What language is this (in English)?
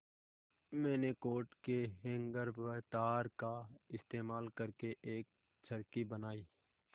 Hindi